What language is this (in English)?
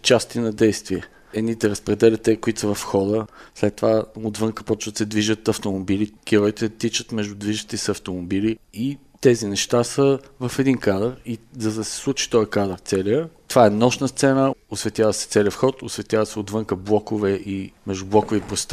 Bulgarian